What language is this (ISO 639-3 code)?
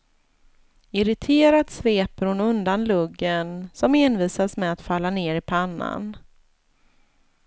swe